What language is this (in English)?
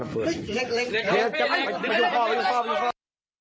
Thai